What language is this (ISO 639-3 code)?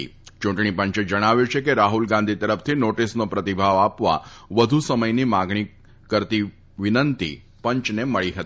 guj